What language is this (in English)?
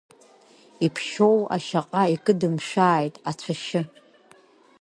Abkhazian